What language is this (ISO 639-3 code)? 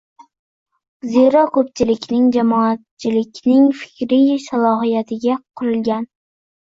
uzb